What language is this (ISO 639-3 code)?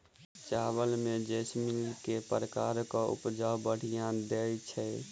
mai